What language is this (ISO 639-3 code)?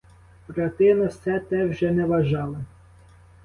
ukr